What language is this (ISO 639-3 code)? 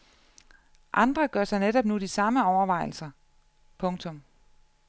dan